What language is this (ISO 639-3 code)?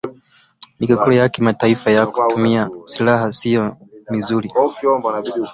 swa